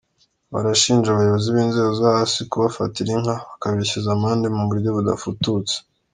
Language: Kinyarwanda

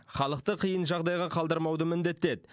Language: Kazakh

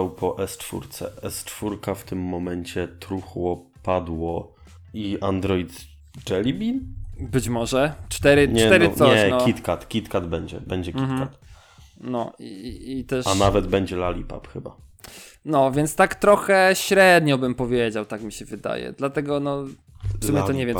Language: Polish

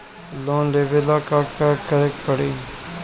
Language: Bhojpuri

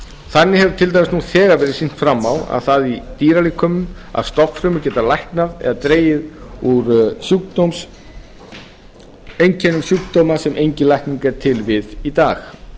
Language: Icelandic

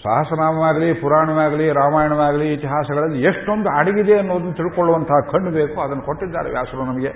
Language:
Kannada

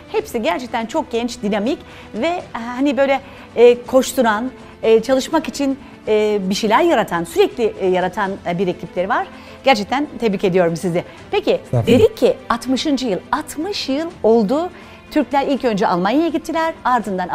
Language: Turkish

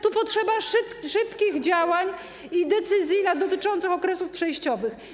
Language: Polish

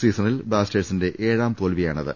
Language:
Malayalam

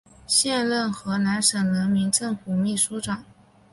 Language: Chinese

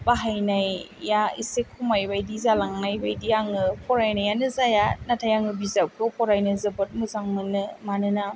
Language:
Bodo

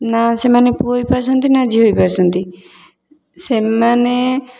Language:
Odia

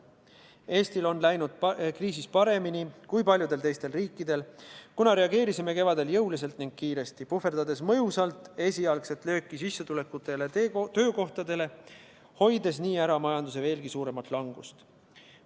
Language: Estonian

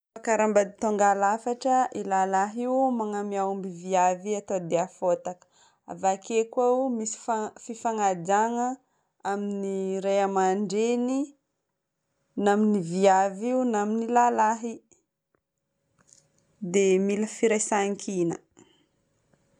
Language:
Northern Betsimisaraka Malagasy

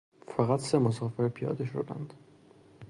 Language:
Persian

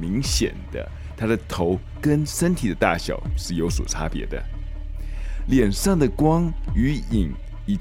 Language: Chinese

